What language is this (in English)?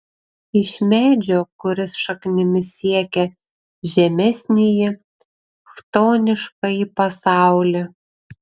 Lithuanian